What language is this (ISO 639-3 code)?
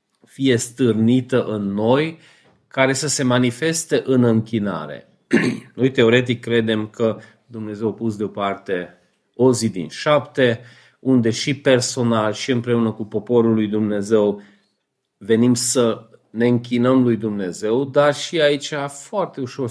ron